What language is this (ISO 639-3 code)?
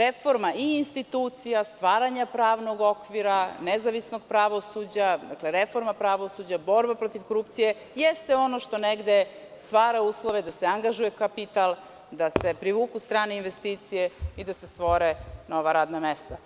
srp